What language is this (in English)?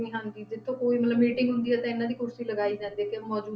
Punjabi